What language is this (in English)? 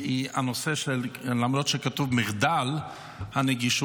Hebrew